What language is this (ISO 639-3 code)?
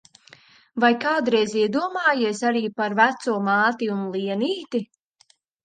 lav